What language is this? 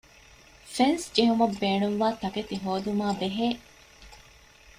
Divehi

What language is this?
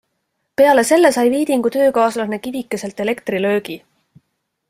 Estonian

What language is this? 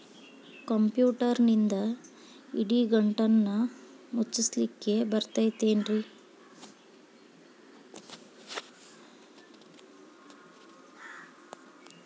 Kannada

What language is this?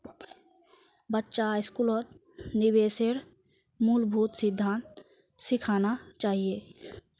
Magahi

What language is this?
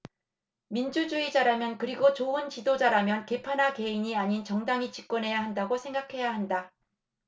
Korean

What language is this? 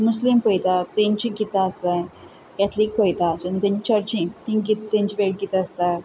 Konkani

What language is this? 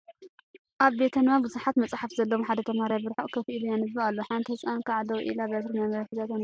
Tigrinya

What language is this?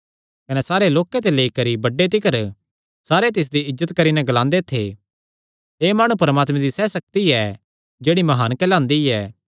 Kangri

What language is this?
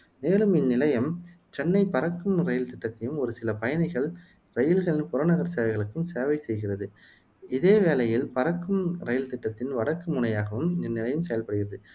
Tamil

